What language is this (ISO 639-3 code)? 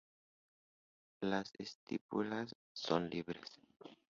spa